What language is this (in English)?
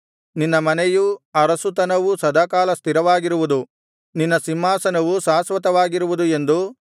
Kannada